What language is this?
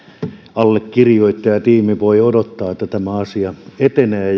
Finnish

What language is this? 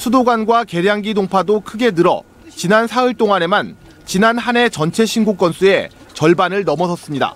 Korean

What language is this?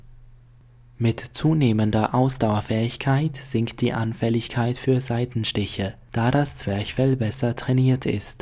German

